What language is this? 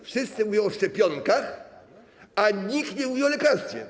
Polish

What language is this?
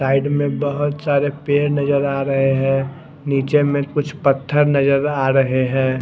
Hindi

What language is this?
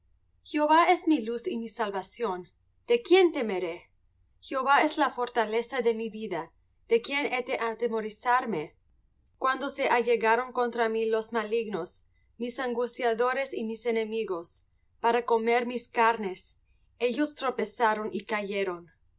Spanish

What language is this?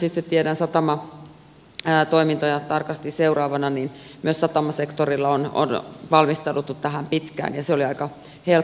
Finnish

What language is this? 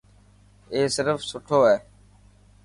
Dhatki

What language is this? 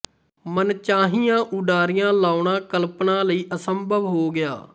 Punjabi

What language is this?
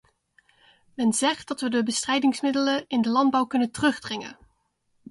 Dutch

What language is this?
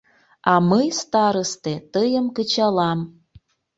Mari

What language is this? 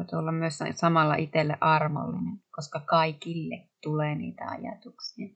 Finnish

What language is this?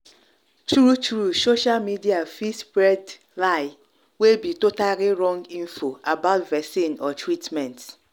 Nigerian Pidgin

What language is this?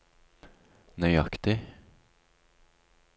Norwegian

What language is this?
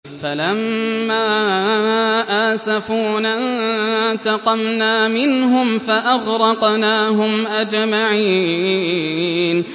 Arabic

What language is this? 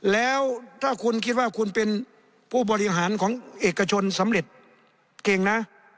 Thai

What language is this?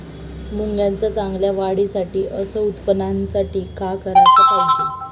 Marathi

